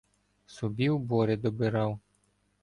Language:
Ukrainian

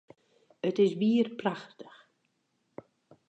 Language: Western Frisian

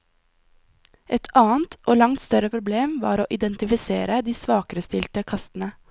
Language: Norwegian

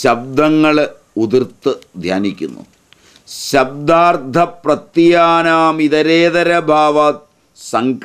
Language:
Hindi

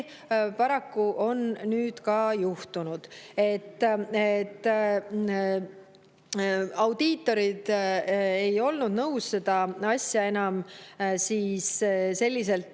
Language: Estonian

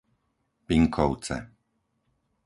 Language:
Slovak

